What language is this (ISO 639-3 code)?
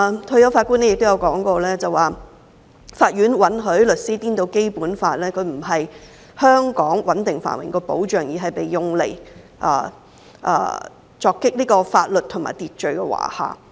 yue